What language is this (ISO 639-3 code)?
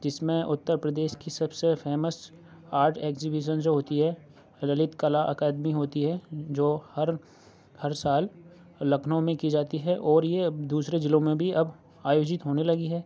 urd